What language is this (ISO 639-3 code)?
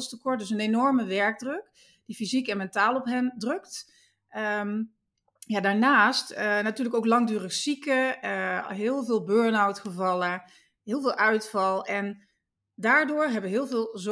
nld